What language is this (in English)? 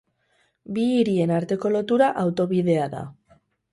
Basque